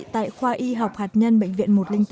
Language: Vietnamese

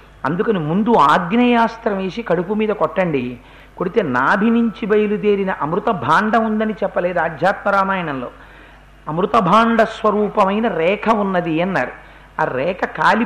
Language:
Telugu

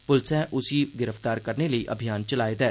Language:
Dogri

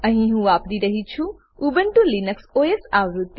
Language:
Gujarati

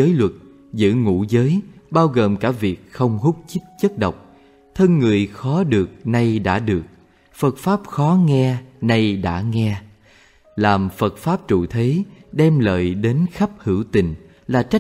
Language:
Vietnamese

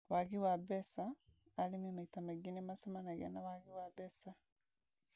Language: Kikuyu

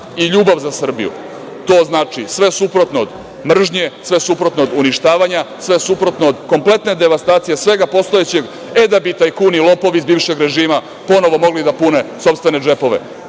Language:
Serbian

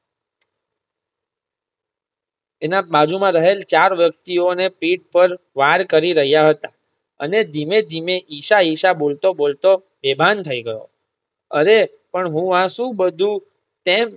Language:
Gujarati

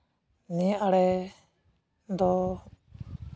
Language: Santali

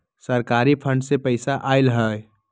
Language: Magahi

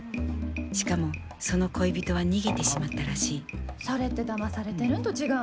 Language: Japanese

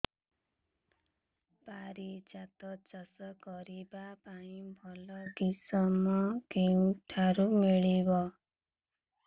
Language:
Odia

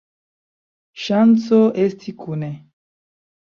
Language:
Esperanto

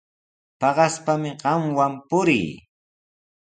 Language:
Sihuas Ancash Quechua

